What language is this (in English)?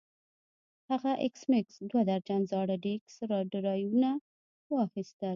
Pashto